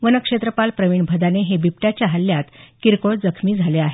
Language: Marathi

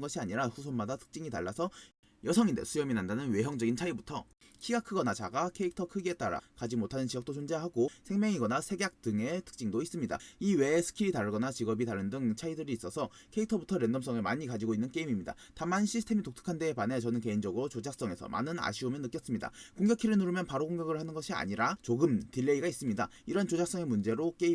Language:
Korean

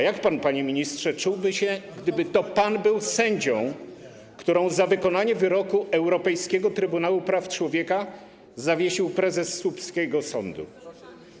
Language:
Polish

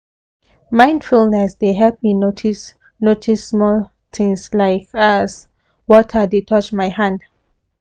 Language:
Nigerian Pidgin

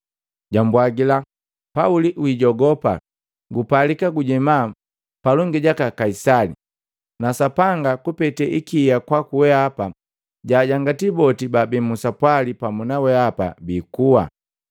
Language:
Matengo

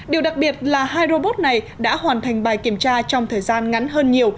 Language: Vietnamese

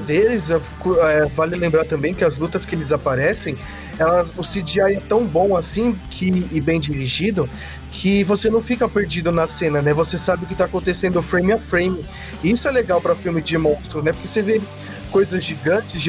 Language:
Portuguese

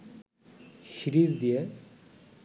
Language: Bangla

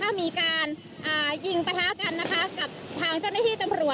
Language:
Thai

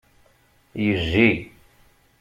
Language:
Kabyle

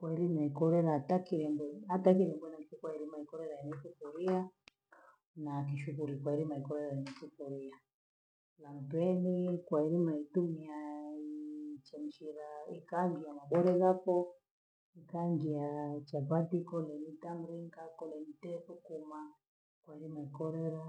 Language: Gweno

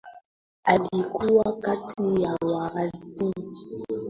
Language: Swahili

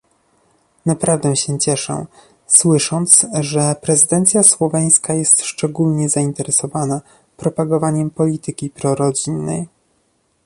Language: Polish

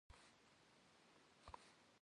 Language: Kabardian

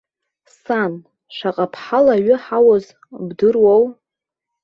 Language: Abkhazian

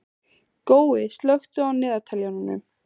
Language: Icelandic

